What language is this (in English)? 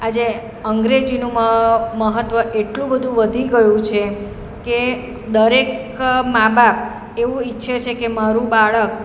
Gujarati